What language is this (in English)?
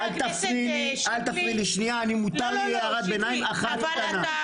Hebrew